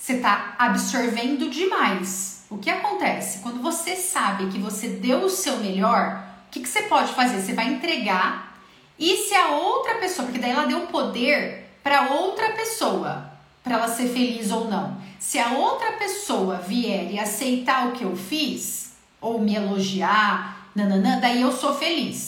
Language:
Portuguese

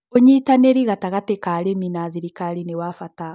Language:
Kikuyu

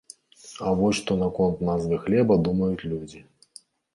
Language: Belarusian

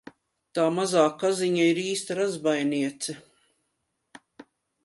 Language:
Latvian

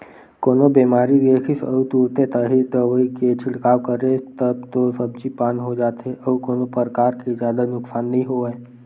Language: Chhattisgarhi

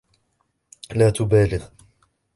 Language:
Arabic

